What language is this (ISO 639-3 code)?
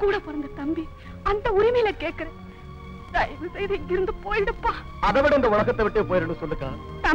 ind